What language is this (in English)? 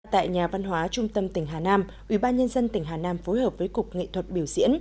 Vietnamese